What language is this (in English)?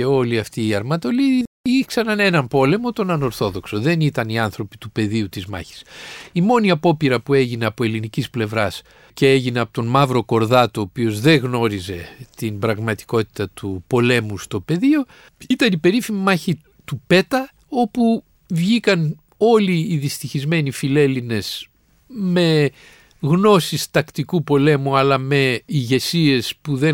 Greek